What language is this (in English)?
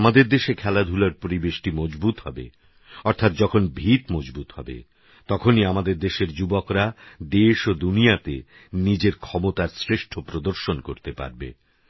Bangla